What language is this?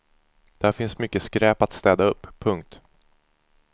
Swedish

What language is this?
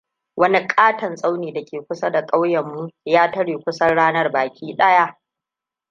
Hausa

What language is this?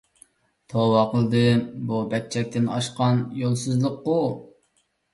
Uyghur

